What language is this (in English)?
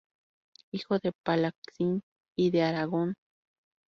Spanish